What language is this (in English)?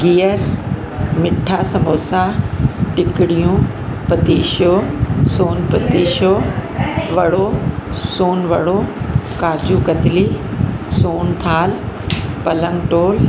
Sindhi